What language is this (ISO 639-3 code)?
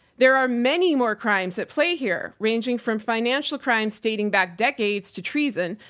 eng